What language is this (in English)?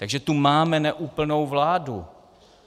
Czech